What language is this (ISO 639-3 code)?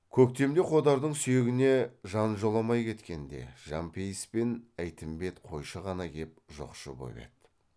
kaz